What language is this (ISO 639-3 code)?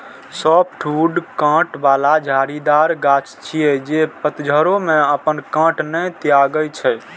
mai